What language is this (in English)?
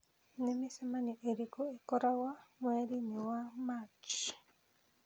Kikuyu